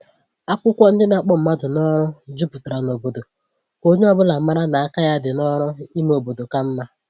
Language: Igbo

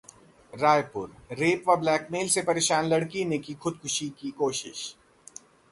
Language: Hindi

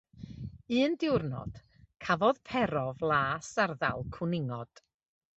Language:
Welsh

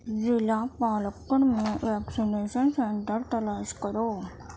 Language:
Urdu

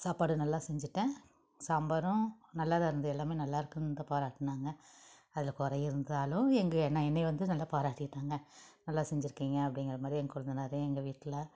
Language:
Tamil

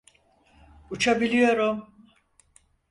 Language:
Turkish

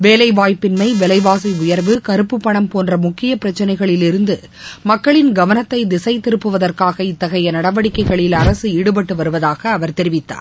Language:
Tamil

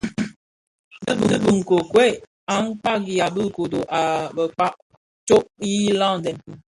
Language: Bafia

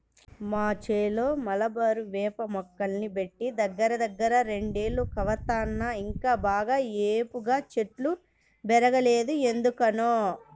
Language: Telugu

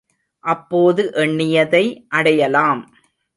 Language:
Tamil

